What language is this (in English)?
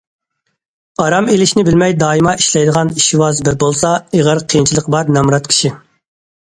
Uyghur